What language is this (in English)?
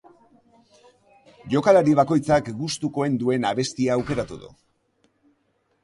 Basque